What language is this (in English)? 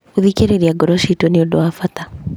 Kikuyu